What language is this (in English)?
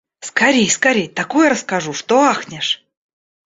Russian